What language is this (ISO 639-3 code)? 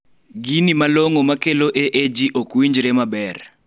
luo